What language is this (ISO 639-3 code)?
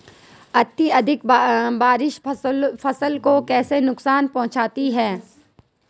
hin